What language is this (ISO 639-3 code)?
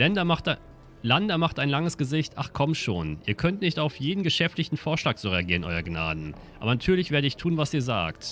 deu